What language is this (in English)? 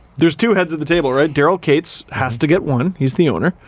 English